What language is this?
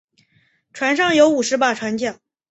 Chinese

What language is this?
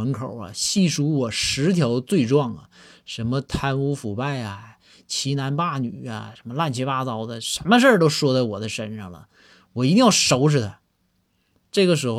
Chinese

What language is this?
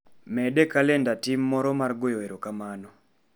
Luo (Kenya and Tanzania)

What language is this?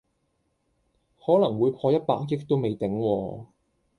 Cantonese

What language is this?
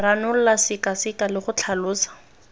Tswana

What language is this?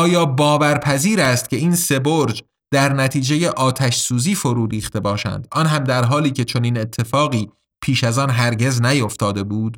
Persian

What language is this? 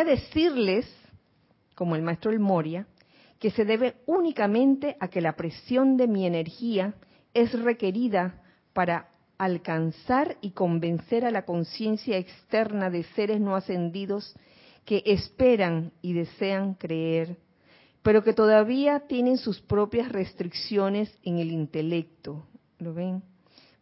Spanish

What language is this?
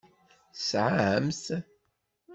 Kabyle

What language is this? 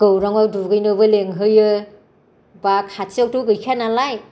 Bodo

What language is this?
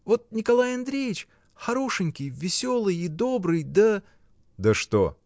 Russian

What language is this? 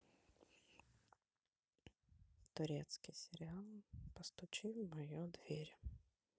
Russian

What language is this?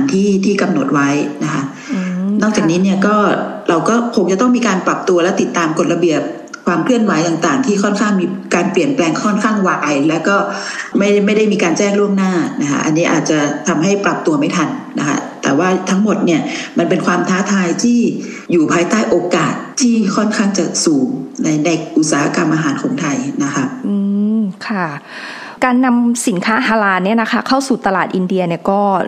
Thai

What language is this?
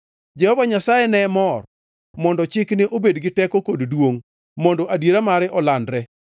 Luo (Kenya and Tanzania)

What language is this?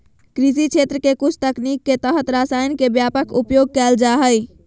Magahi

